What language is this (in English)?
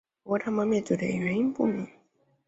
Chinese